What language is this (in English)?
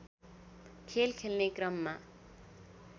Nepali